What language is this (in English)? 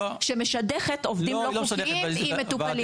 Hebrew